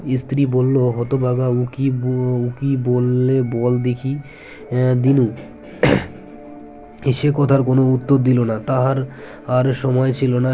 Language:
Bangla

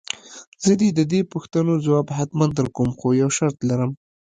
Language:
Pashto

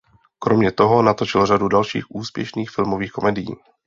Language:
Czech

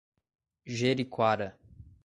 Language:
Portuguese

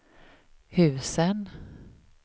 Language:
Swedish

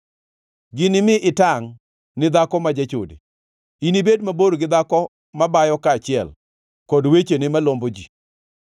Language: Luo (Kenya and Tanzania)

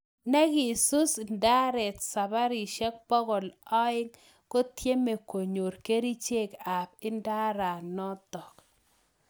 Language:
Kalenjin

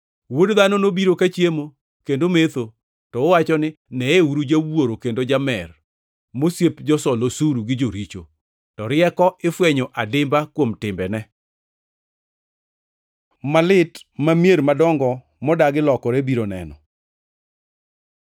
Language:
Luo (Kenya and Tanzania)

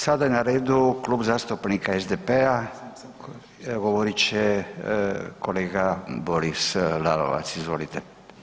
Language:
Croatian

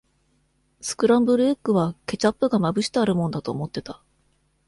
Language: Japanese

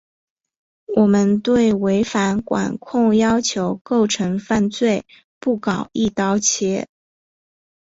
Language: Chinese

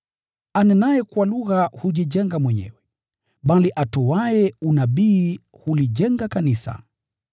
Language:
Swahili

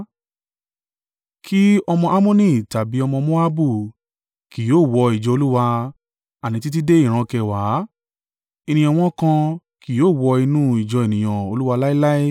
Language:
Yoruba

